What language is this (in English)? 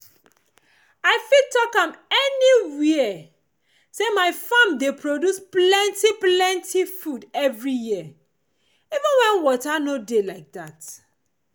Nigerian Pidgin